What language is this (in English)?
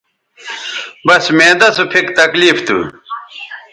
Bateri